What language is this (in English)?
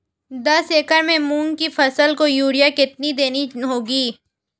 Hindi